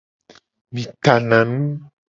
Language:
Gen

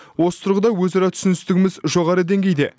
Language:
Kazakh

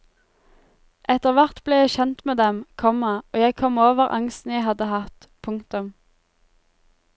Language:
Norwegian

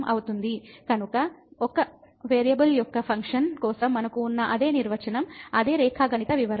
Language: Telugu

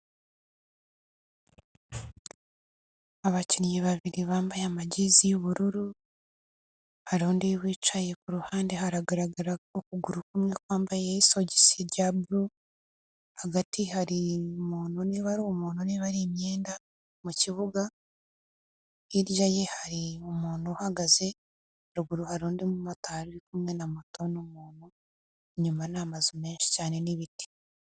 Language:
Kinyarwanda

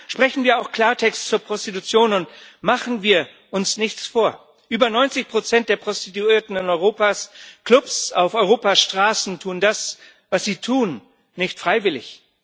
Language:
German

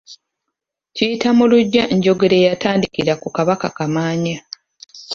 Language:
Ganda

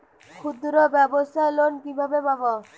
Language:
Bangla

